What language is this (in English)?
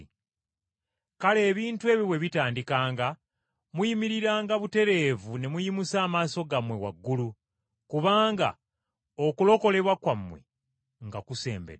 Ganda